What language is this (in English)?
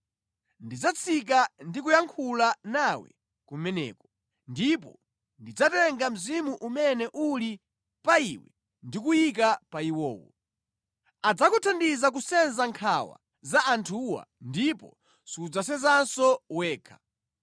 Nyanja